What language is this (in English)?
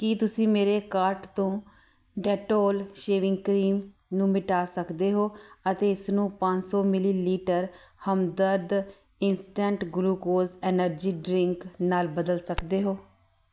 Punjabi